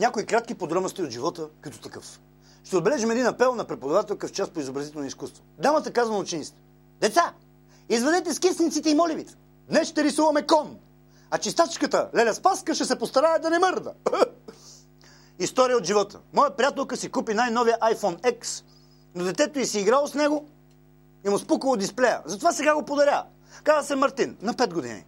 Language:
Bulgarian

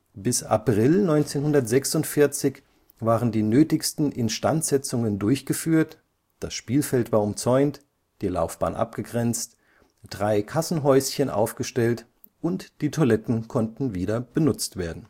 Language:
German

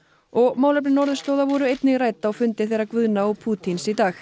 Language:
Icelandic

